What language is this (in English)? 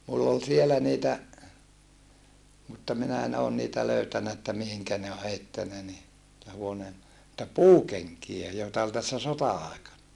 Finnish